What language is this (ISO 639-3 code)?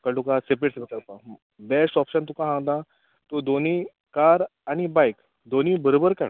kok